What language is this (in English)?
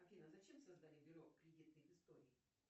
Russian